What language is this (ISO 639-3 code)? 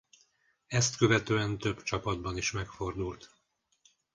hun